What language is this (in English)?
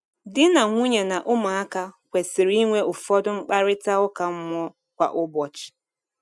Igbo